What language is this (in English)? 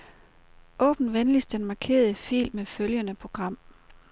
Danish